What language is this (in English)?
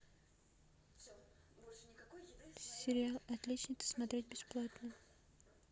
Russian